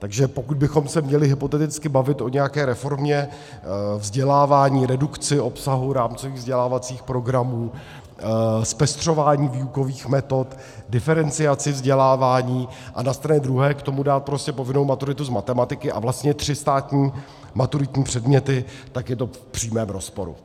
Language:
Czech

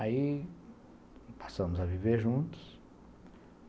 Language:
Portuguese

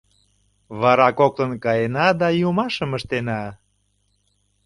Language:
Mari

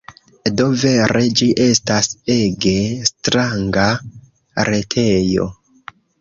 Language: Esperanto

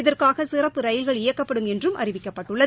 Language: Tamil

